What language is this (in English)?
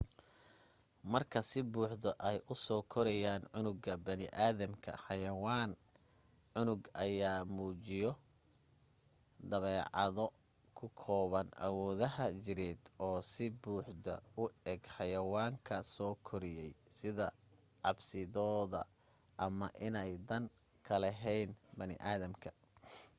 Somali